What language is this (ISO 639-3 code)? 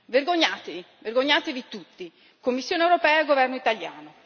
ita